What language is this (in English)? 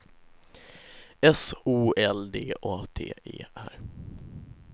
Swedish